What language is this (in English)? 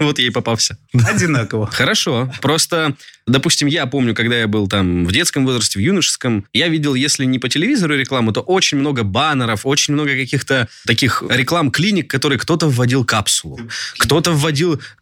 Russian